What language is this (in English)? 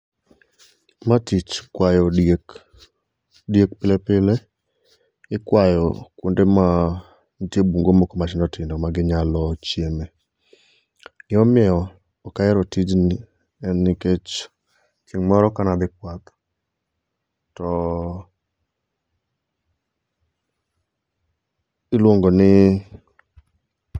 Luo (Kenya and Tanzania)